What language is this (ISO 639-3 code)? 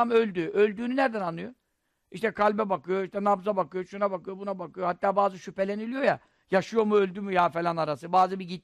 tur